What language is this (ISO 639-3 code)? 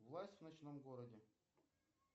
rus